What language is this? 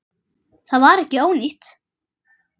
Icelandic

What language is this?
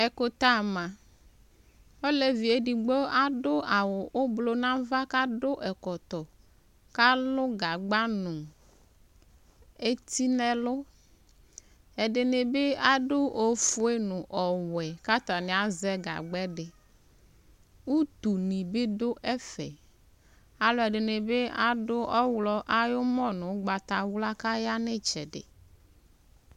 Ikposo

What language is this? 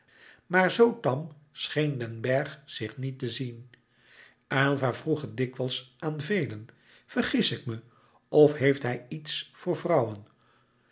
Dutch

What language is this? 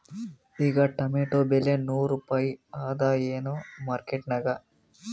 Kannada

